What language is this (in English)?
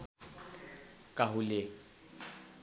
Nepali